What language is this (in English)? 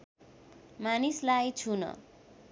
Nepali